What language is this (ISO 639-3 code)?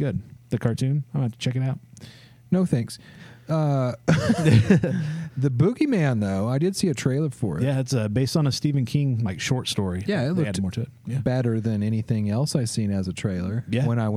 eng